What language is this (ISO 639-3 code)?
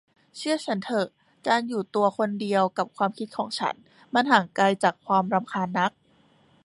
tha